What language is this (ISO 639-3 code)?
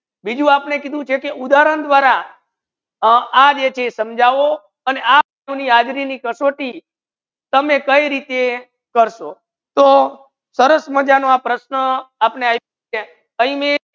guj